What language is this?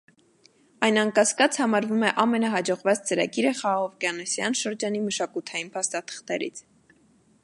Armenian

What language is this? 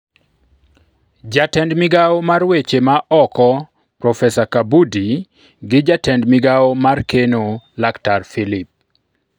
Luo (Kenya and Tanzania)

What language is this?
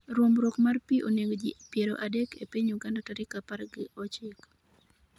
Luo (Kenya and Tanzania)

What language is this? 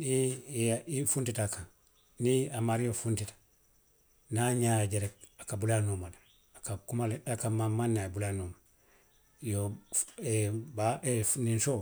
Western Maninkakan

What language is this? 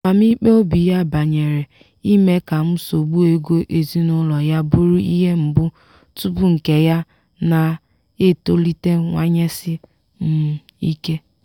Igbo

